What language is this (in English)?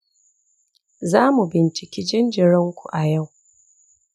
Hausa